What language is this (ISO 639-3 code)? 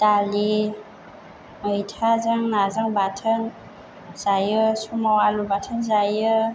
brx